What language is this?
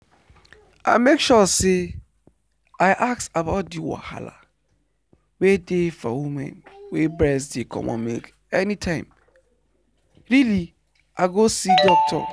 Nigerian Pidgin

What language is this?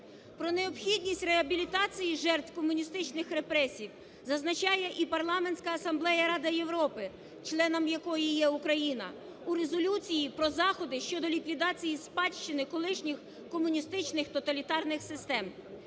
Ukrainian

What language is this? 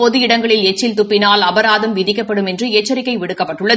Tamil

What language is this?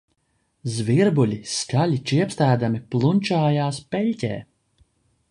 Latvian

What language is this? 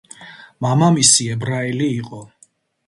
Georgian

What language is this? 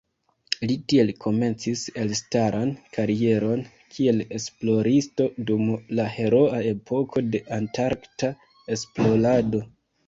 Esperanto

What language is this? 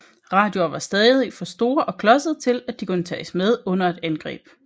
Danish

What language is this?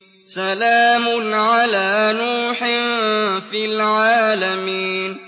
Arabic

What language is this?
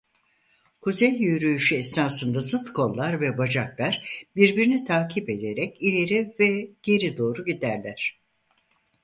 Turkish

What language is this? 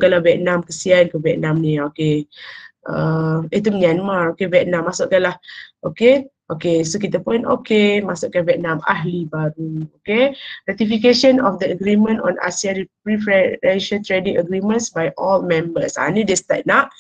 Malay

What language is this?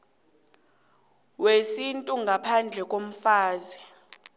South Ndebele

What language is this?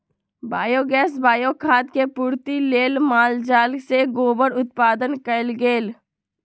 Magahi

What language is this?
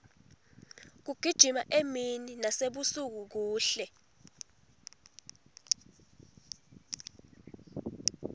Swati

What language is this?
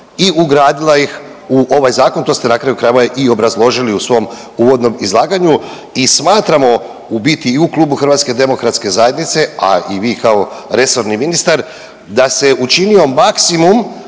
Croatian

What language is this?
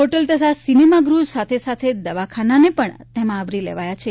Gujarati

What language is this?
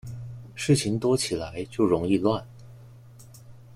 Chinese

